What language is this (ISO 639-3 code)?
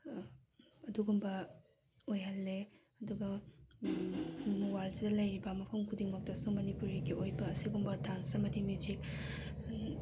mni